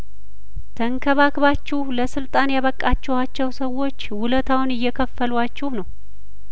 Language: Amharic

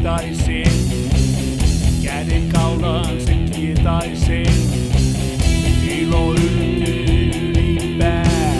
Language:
Finnish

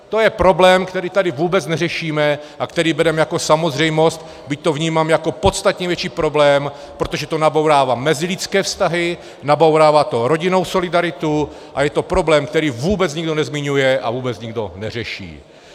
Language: Czech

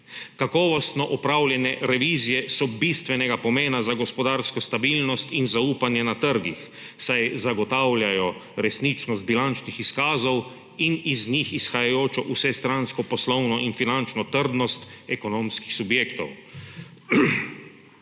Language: Slovenian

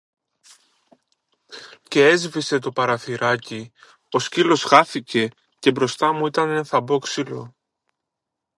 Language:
Greek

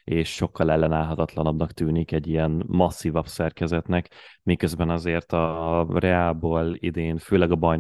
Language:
Hungarian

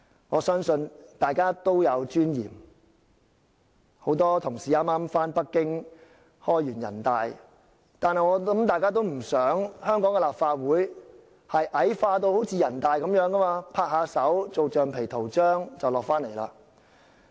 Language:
Cantonese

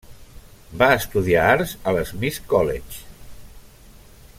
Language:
Catalan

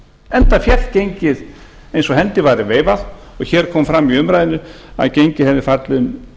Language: Icelandic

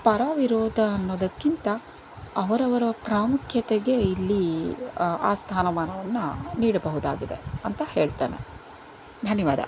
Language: Kannada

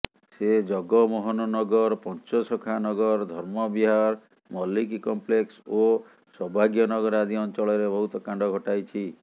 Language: Odia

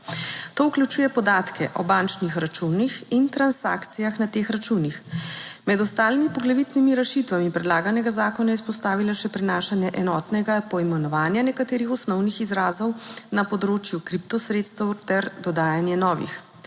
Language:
Slovenian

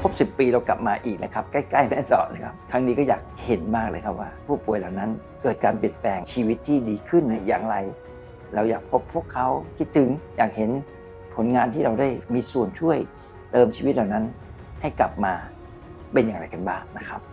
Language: Thai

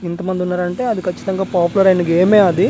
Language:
Telugu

